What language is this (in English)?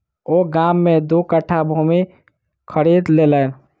Maithili